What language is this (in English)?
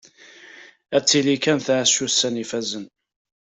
Kabyle